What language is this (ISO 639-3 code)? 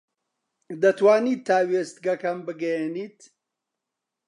ckb